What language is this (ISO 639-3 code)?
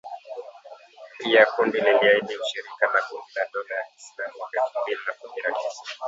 swa